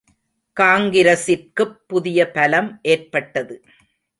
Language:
Tamil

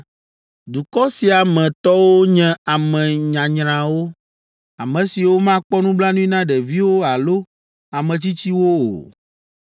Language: Ewe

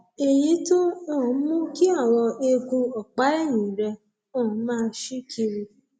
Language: Yoruba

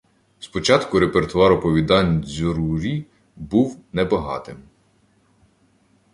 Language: Ukrainian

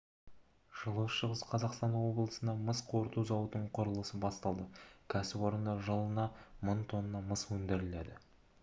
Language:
Kazakh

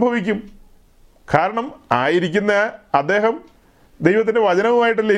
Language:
Malayalam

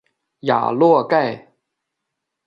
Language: Chinese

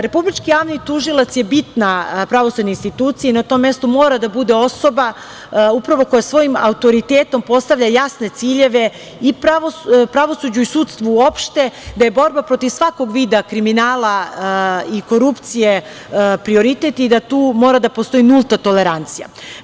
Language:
Serbian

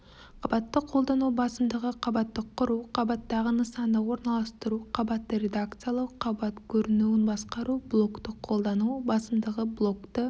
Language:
Kazakh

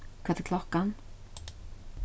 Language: Faroese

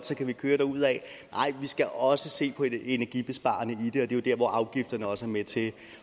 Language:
Danish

